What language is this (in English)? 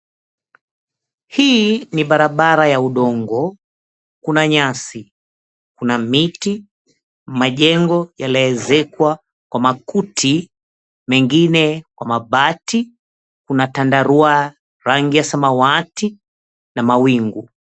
Swahili